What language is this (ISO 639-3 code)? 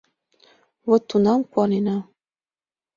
chm